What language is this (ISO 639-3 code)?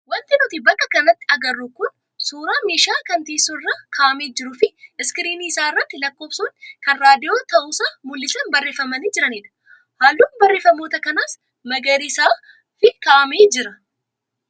orm